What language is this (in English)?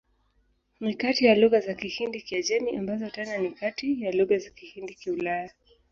Swahili